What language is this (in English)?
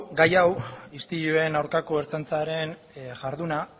Basque